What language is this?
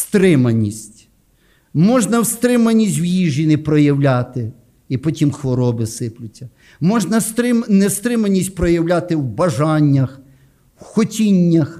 Ukrainian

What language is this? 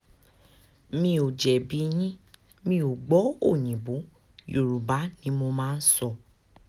Yoruba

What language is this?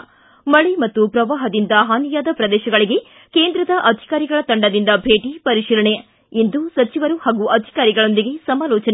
Kannada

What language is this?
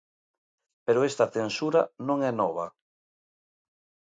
Galician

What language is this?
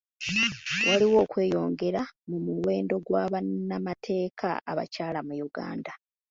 Ganda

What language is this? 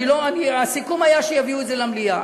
Hebrew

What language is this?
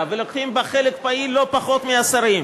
Hebrew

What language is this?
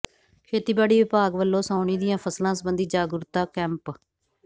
Punjabi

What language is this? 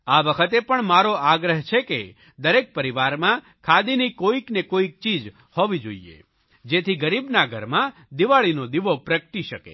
Gujarati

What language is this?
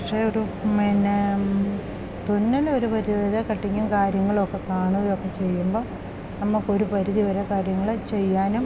Malayalam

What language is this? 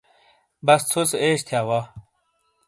Shina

